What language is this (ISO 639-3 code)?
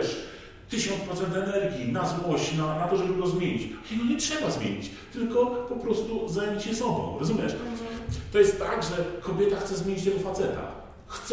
pol